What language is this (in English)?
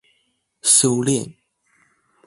Chinese